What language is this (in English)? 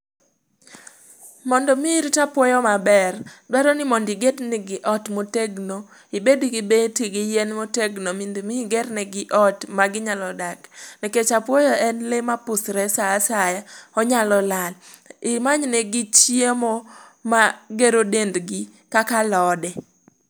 Luo (Kenya and Tanzania)